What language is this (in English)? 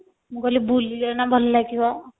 Odia